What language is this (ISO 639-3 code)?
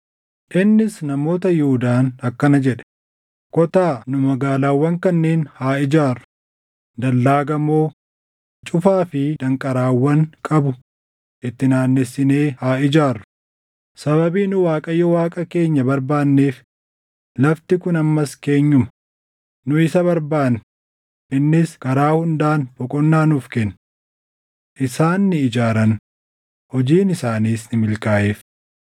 orm